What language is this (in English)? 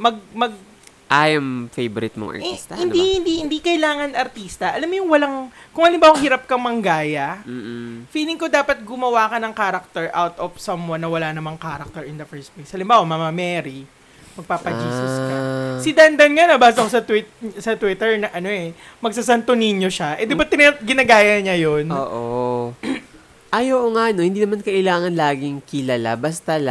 Filipino